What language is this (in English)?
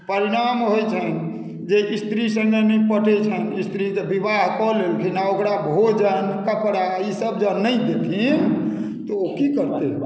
Maithili